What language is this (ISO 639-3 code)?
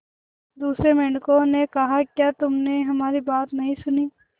hin